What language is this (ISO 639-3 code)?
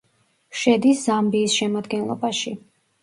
kat